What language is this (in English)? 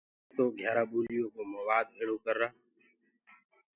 Gurgula